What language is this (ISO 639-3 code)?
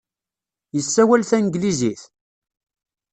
kab